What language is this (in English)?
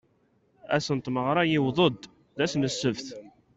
Kabyle